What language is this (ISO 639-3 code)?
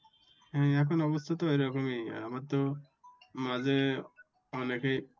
ben